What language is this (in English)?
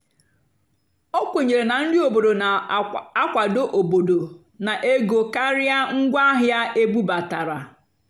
Igbo